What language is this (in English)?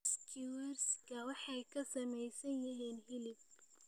Somali